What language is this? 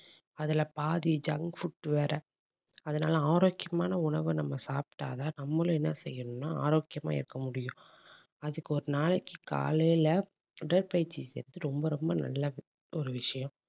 Tamil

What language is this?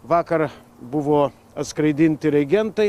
Lithuanian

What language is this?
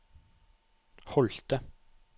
Norwegian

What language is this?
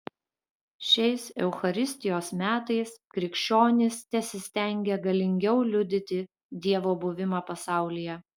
Lithuanian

